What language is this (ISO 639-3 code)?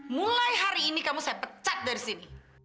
ind